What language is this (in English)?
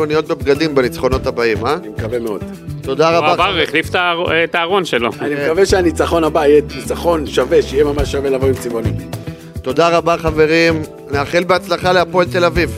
Hebrew